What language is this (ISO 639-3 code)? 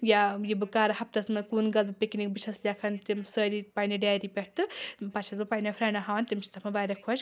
kas